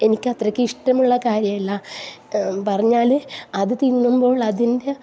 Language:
Malayalam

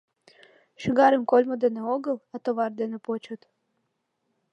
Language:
Mari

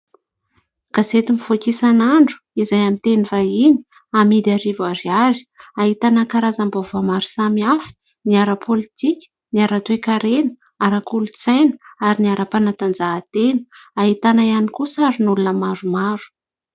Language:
Malagasy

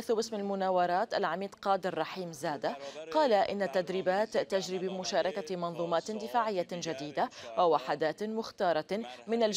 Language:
Arabic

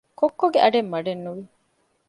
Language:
Divehi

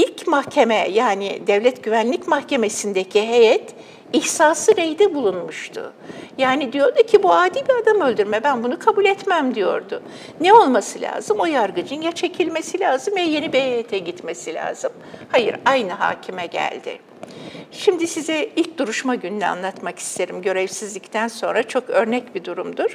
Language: Turkish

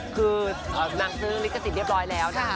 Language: Thai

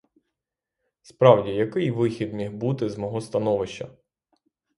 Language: Ukrainian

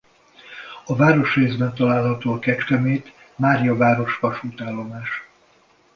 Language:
Hungarian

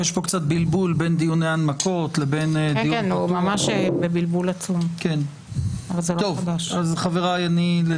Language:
Hebrew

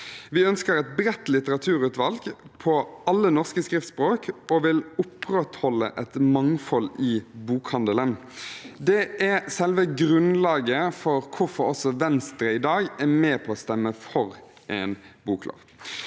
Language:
Norwegian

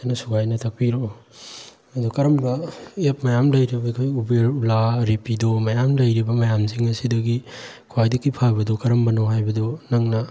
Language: Manipuri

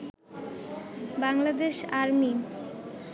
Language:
Bangla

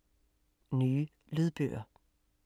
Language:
Danish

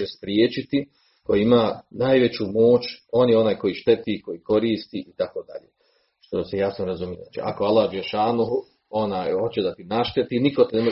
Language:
Croatian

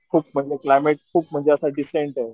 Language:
Marathi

